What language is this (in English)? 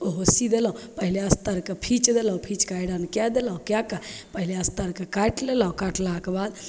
Maithili